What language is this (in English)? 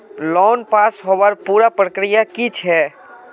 Magahi